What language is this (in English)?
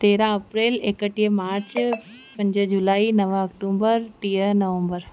Sindhi